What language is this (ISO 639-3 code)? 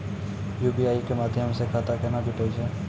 mai